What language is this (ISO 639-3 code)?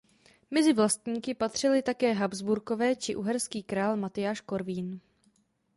ces